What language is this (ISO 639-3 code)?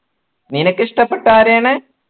mal